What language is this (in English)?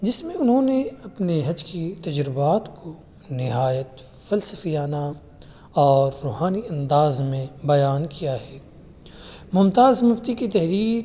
Urdu